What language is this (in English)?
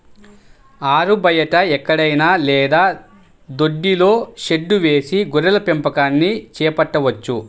Telugu